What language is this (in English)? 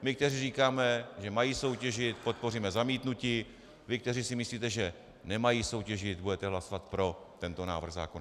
Czech